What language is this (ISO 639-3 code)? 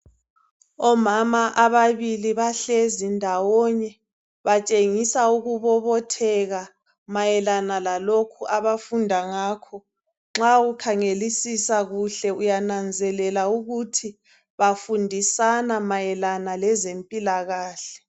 nde